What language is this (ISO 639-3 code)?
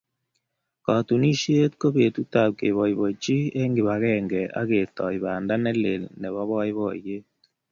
kln